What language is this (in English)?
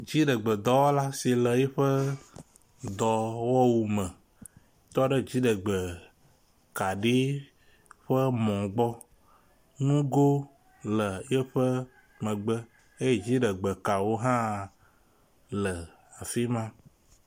Ewe